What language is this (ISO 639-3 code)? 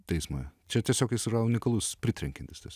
lit